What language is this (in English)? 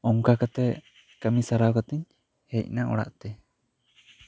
Santali